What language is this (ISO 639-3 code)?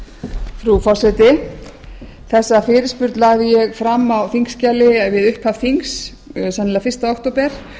isl